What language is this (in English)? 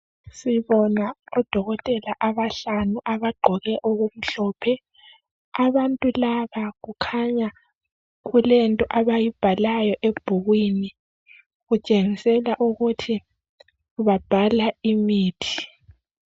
North Ndebele